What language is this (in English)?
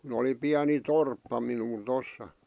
Finnish